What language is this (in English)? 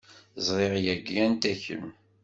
Kabyle